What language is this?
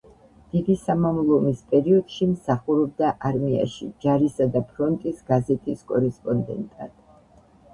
Georgian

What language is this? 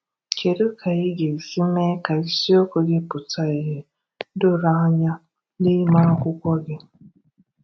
Igbo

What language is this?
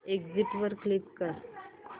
Marathi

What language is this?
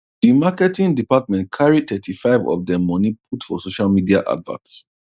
Nigerian Pidgin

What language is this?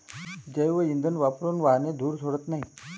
Marathi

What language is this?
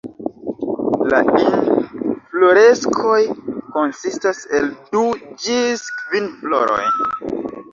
Esperanto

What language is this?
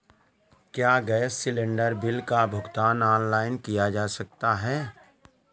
Hindi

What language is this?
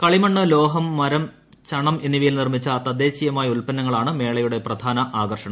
Malayalam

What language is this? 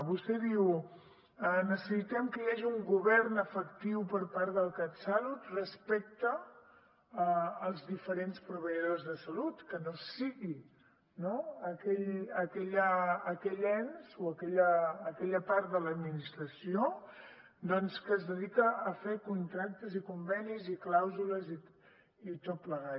Catalan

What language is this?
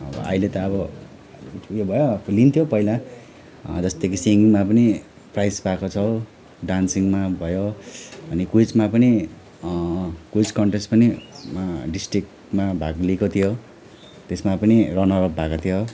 Nepali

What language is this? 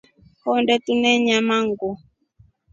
Rombo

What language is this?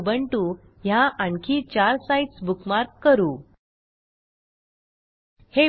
Marathi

